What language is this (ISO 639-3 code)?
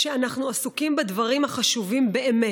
heb